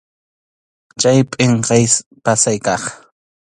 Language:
Arequipa-La Unión Quechua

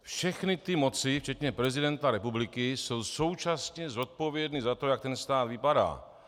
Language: Czech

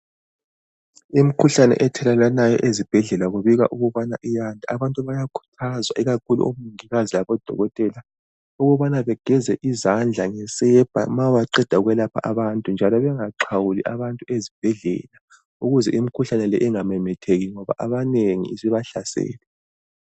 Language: North Ndebele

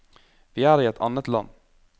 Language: Norwegian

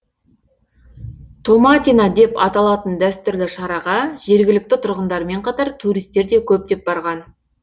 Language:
Kazakh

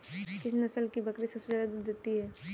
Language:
Hindi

